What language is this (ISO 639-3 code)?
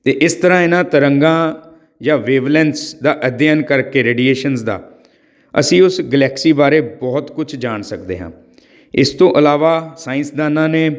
pan